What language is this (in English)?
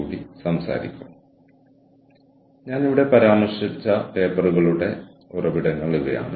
Malayalam